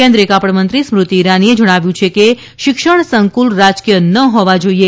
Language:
Gujarati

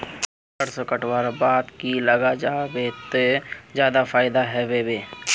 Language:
Magahi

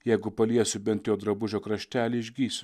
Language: Lithuanian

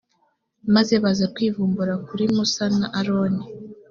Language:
Kinyarwanda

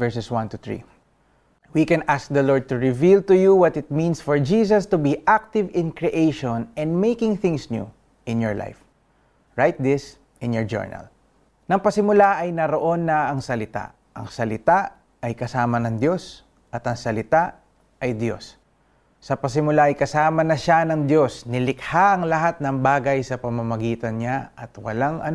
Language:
Filipino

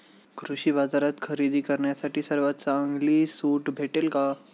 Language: Marathi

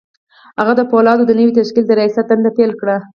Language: Pashto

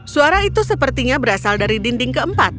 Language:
Indonesian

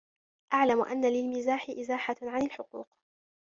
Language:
Arabic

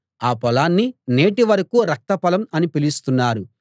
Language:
Telugu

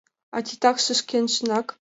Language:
Mari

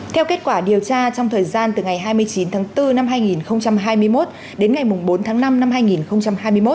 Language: Vietnamese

